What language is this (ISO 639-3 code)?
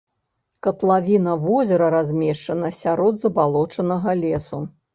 bel